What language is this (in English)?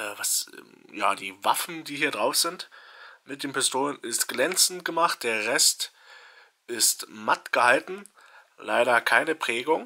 German